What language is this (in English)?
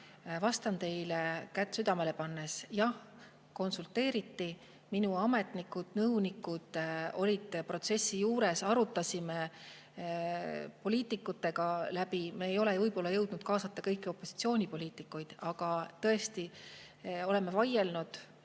Estonian